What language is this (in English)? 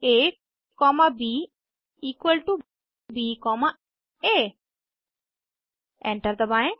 Hindi